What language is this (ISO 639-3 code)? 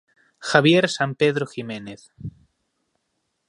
glg